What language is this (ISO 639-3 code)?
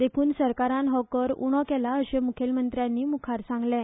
kok